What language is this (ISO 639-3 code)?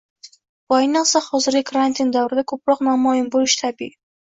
uzb